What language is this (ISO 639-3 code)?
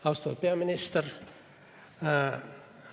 est